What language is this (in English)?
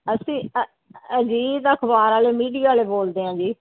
Punjabi